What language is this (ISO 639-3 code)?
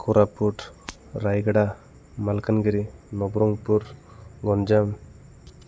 ori